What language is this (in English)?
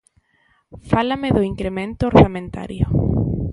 Galician